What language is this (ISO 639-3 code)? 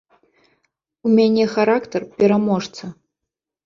bel